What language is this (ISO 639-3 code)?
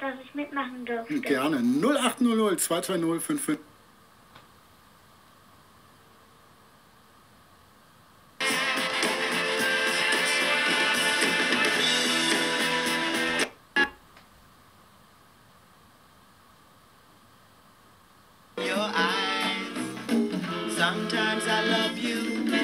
deu